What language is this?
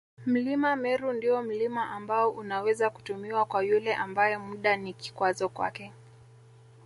Swahili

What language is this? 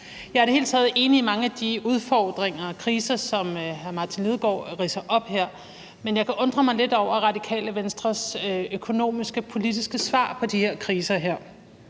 Danish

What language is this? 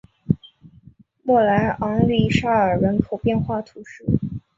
Chinese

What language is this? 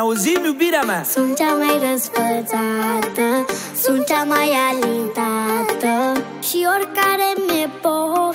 Romanian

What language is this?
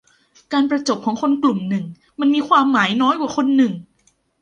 Thai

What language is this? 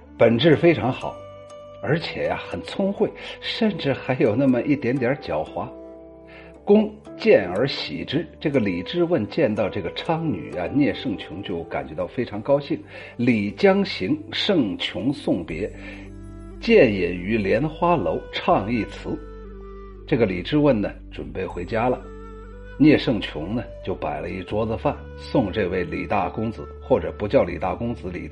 Chinese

